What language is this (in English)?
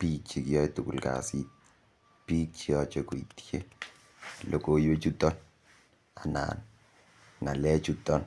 Kalenjin